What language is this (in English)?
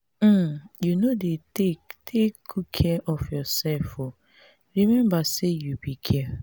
Nigerian Pidgin